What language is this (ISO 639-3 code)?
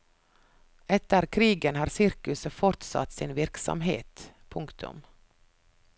nor